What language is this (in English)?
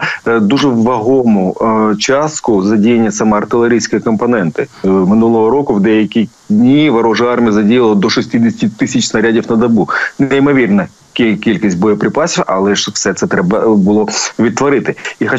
Ukrainian